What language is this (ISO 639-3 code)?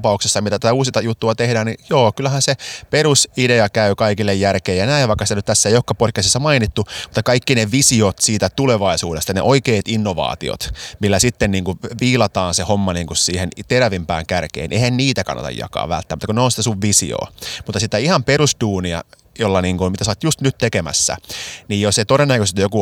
fin